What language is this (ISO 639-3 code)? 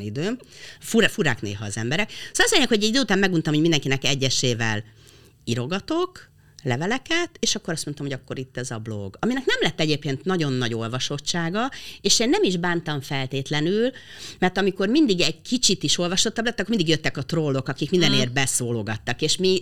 hun